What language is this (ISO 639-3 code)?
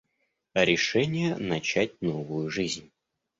rus